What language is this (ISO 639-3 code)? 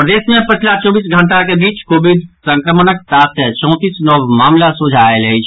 mai